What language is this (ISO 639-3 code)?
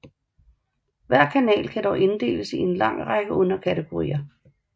dan